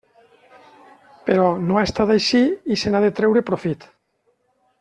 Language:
Catalan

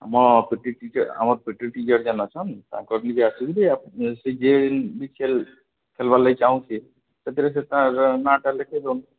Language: Odia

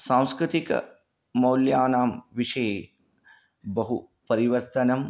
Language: Sanskrit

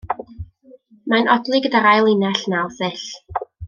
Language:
Welsh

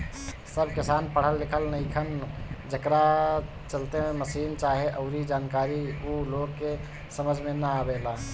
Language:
Bhojpuri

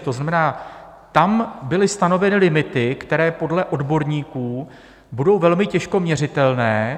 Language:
Czech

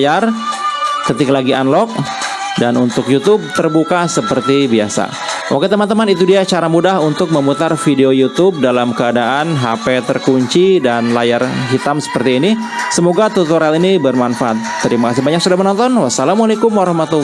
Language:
Indonesian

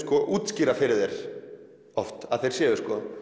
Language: Icelandic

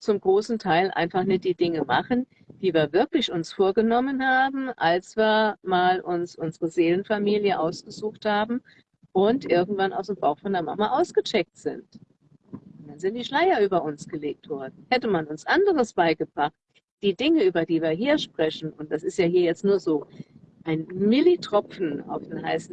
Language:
German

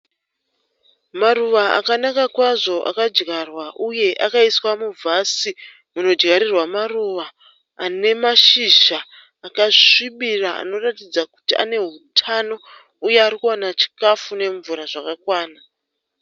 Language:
Shona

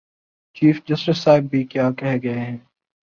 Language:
Urdu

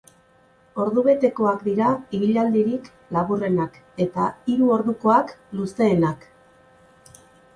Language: Basque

